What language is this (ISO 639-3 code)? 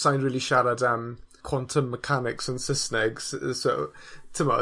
cym